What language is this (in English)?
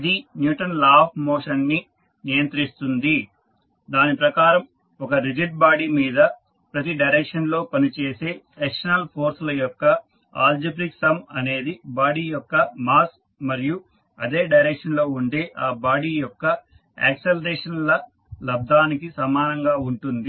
Telugu